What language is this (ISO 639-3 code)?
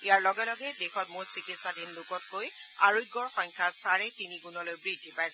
asm